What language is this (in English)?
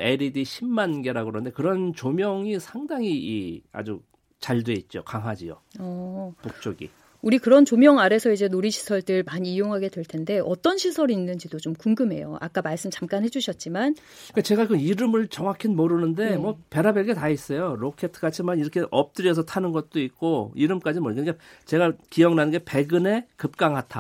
Korean